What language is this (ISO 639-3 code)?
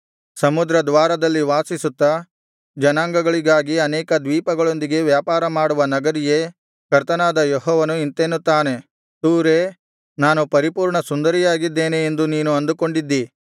kan